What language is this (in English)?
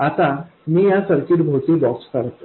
Marathi